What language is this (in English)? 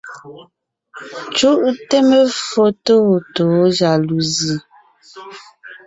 Ngiemboon